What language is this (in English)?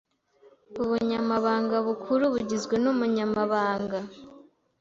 Kinyarwanda